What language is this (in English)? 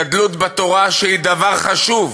Hebrew